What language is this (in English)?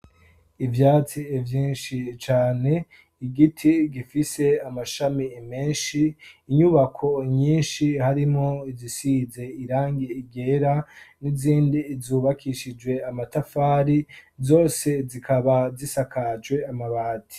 Rundi